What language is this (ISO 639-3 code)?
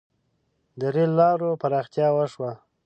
pus